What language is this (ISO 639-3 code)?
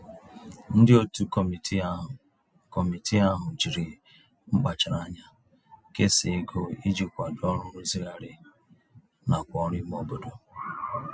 ibo